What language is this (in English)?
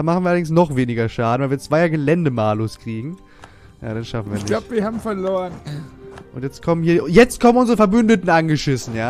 German